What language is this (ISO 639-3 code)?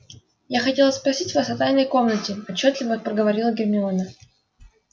rus